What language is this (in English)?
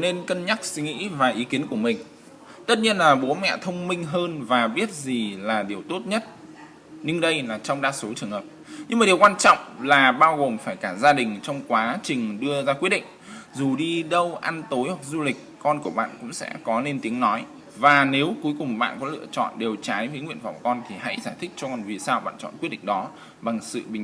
Vietnamese